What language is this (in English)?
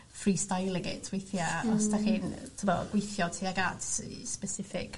Welsh